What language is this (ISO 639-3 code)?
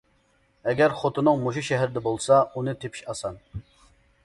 uig